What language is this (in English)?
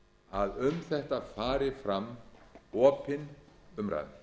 Icelandic